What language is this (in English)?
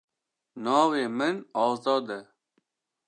Kurdish